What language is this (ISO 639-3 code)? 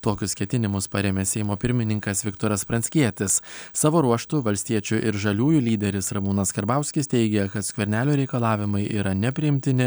lit